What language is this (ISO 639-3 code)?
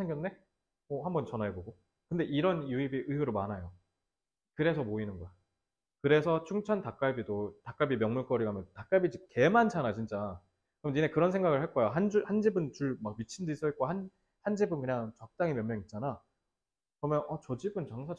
kor